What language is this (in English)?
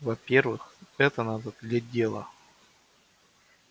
Russian